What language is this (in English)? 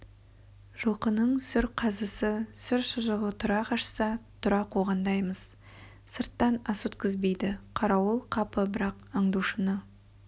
Kazakh